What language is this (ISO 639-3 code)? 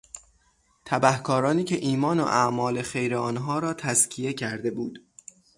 fas